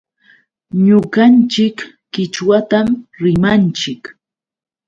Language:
Yauyos Quechua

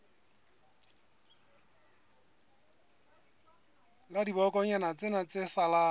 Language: Southern Sotho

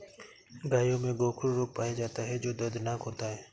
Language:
Hindi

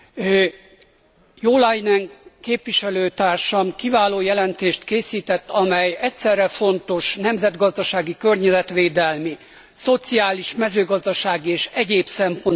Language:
Hungarian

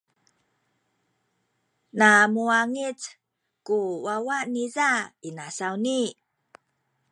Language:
Sakizaya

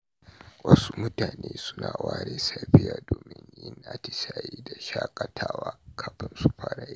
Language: Hausa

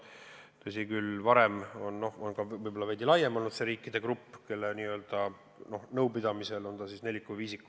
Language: Estonian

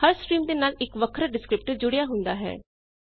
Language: Punjabi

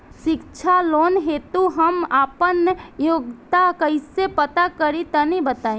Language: Bhojpuri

